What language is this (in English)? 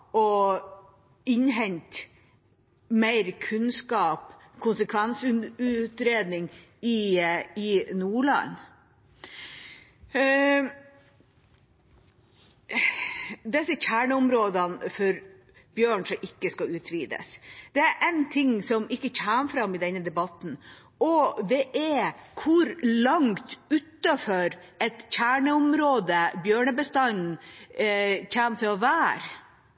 Norwegian Bokmål